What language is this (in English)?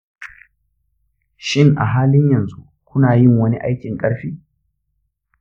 Hausa